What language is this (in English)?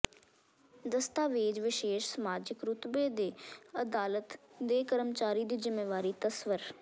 Punjabi